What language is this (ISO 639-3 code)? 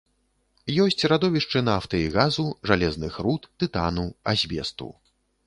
bel